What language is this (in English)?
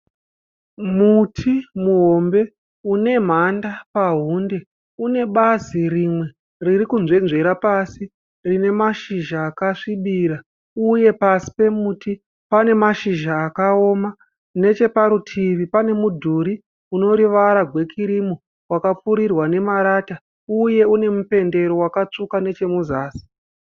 Shona